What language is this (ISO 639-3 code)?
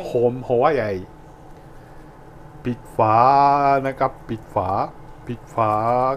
tha